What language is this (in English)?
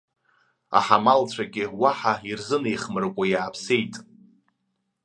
Abkhazian